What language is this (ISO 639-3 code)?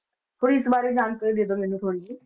pan